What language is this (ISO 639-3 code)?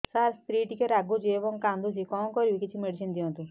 ori